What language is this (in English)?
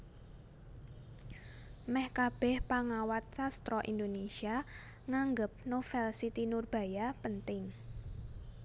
Javanese